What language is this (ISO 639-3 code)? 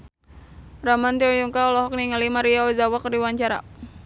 sun